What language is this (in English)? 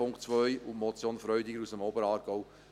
Swiss German